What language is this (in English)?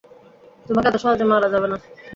Bangla